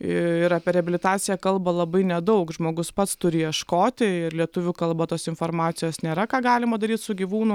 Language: Lithuanian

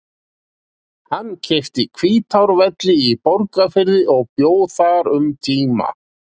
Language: Icelandic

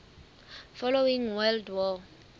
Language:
Southern Sotho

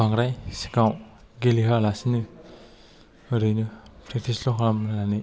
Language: Bodo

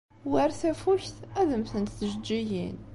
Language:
Kabyle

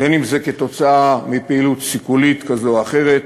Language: Hebrew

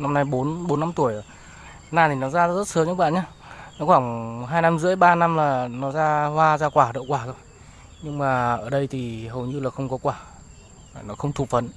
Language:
Vietnamese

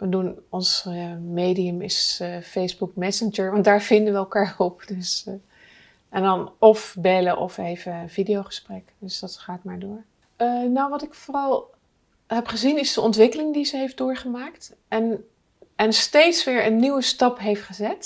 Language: Dutch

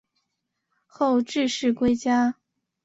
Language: Chinese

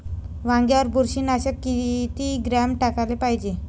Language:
Marathi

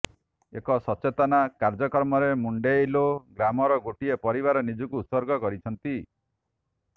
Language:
Odia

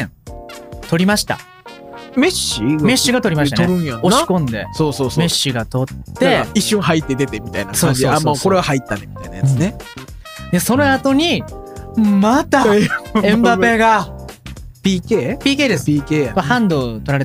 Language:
Japanese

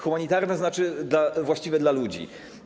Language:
Polish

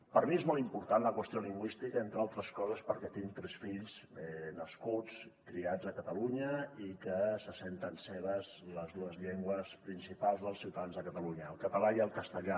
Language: Catalan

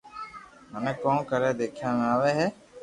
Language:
Loarki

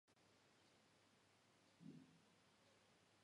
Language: Georgian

